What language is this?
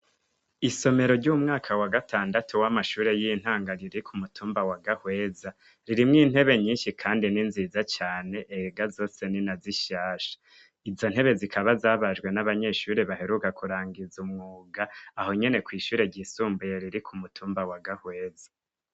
Rundi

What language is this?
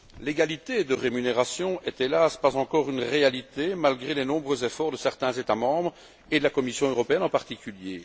French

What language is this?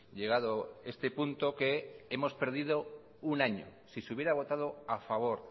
Spanish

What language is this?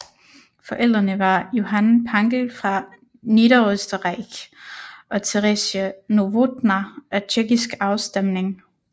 Danish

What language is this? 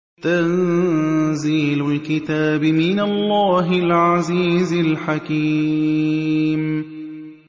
Arabic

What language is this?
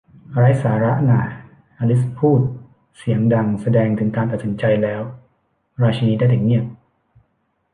Thai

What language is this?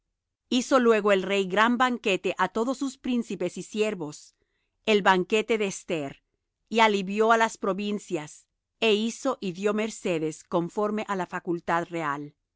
Spanish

